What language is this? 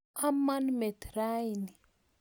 Kalenjin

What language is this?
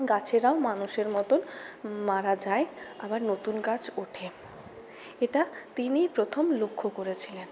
Bangla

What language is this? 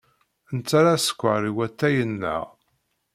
Kabyle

